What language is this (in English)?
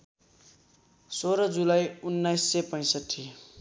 Nepali